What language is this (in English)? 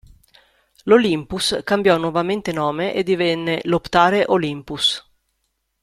Italian